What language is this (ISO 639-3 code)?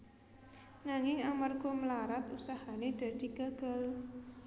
jav